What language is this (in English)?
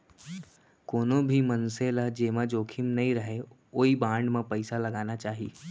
Chhattisgarhi